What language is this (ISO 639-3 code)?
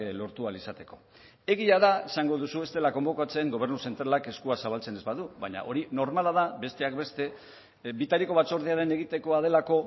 eus